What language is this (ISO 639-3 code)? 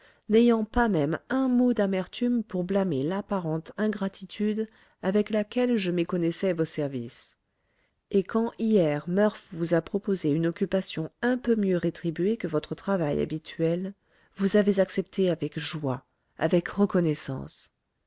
fra